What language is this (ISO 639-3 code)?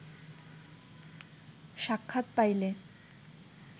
ben